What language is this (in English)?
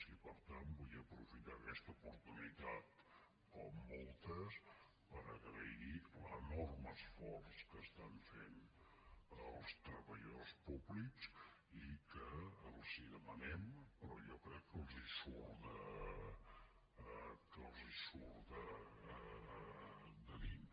Catalan